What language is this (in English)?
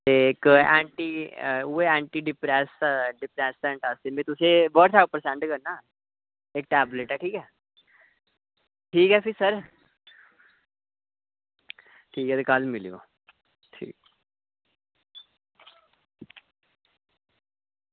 Dogri